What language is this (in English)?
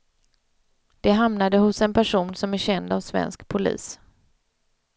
Swedish